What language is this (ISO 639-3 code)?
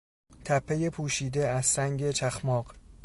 fas